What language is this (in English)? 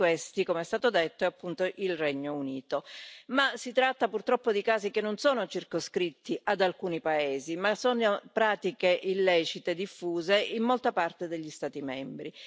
Italian